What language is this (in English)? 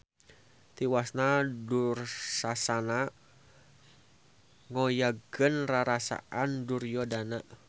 Sundanese